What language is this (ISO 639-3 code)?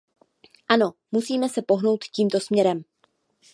ces